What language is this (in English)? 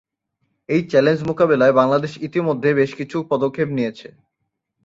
Bangla